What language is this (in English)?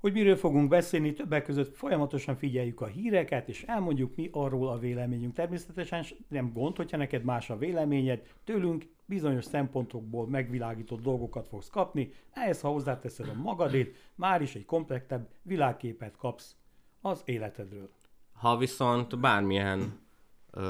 Hungarian